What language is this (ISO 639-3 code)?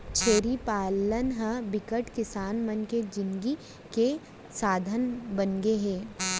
hne